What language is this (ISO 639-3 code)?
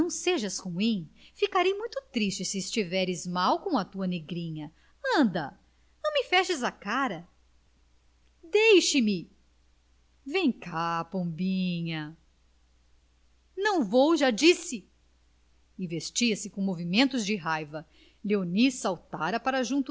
por